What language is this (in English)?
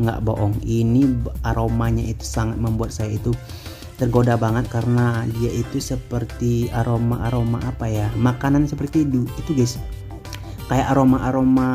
Indonesian